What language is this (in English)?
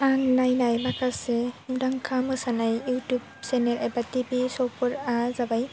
Bodo